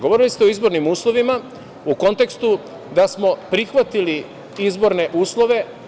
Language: Serbian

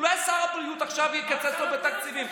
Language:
Hebrew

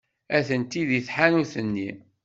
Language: Kabyle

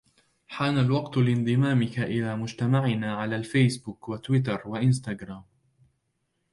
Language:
Arabic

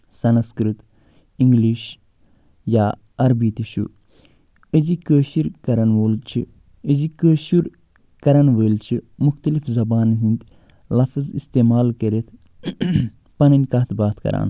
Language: Kashmiri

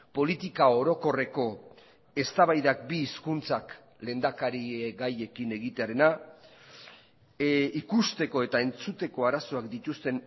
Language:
Basque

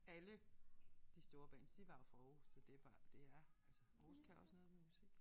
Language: Danish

